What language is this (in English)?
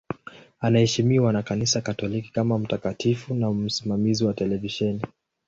Swahili